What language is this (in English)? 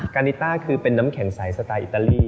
Thai